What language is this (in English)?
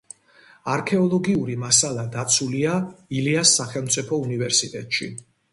Georgian